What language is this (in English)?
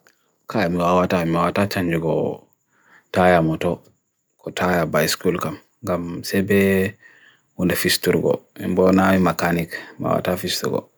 Bagirmi Fulfulde